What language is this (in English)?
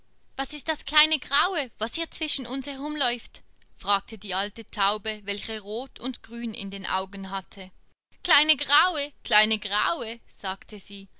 German